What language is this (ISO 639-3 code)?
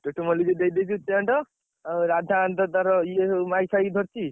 ori